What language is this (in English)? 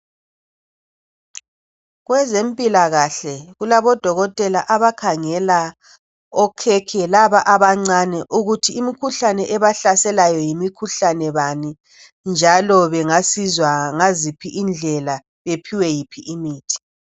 North Ndebele